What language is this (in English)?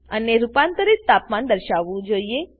Gujarati